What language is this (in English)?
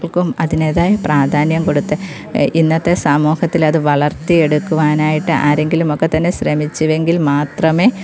Malayalam